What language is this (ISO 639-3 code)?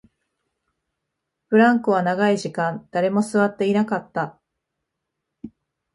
jpn